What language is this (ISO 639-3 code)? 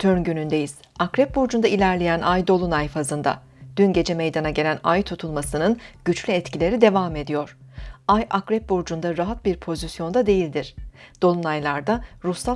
tur